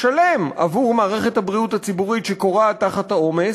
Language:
Hebrew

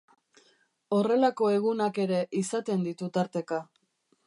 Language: Basque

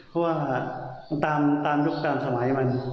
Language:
Thai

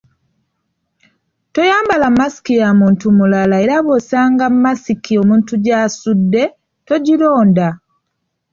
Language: Ganda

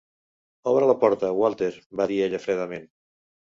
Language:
Catalan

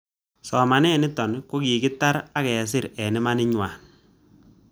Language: Kalenjin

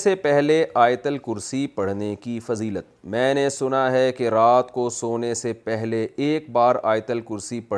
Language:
Urdu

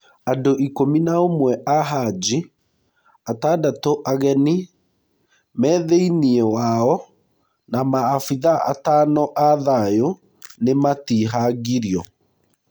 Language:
Kikuyu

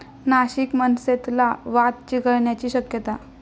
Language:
Marathi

